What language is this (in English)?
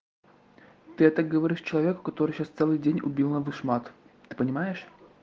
Russian